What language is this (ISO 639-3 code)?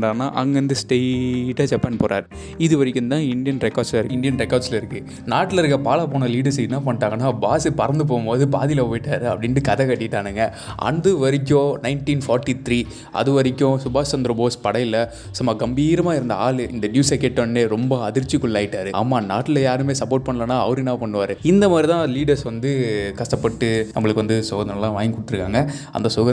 tam